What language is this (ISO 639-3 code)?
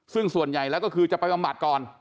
tha